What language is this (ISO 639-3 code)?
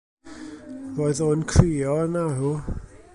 cym